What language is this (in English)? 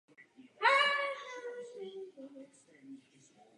Czech